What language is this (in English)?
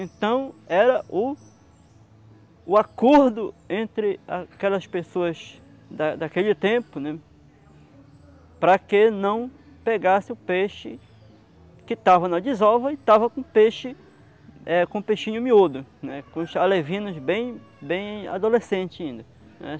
Portuguese